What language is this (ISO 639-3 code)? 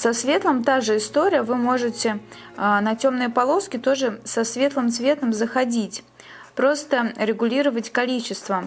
rus